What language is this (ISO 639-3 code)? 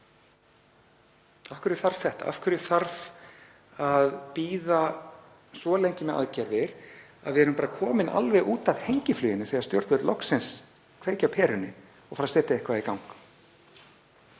isl